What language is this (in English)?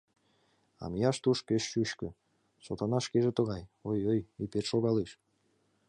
Mari